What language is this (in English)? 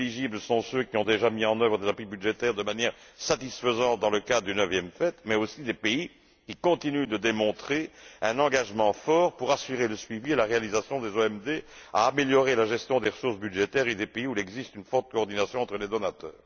French